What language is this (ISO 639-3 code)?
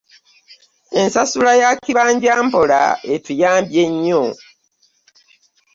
lug